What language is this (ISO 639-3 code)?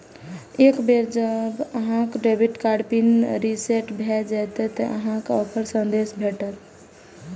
mai